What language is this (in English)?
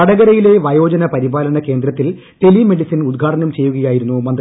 Malayalam